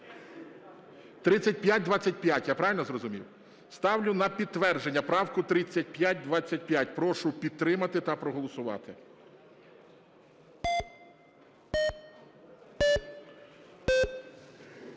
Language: Ukrainian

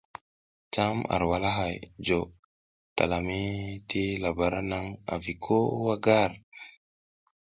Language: South Giziga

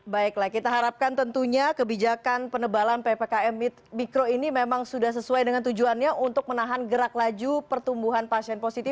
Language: Indonesian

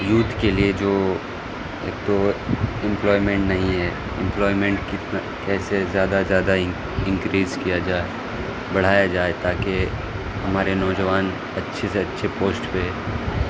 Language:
Urdu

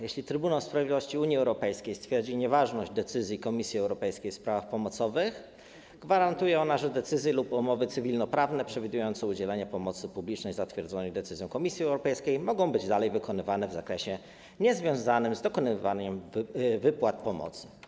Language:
Polish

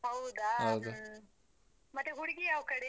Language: Kannada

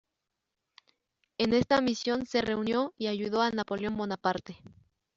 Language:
Spanish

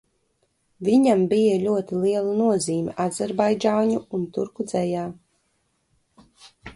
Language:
Latvian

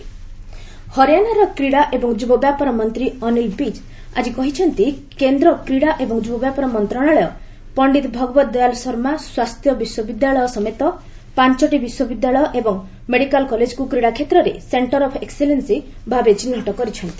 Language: Odia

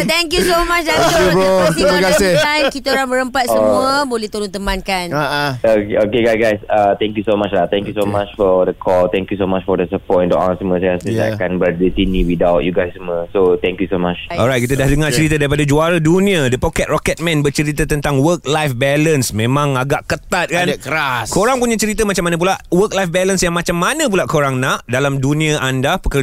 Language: Malay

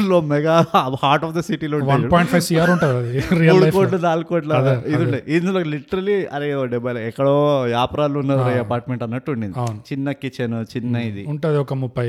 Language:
Telugu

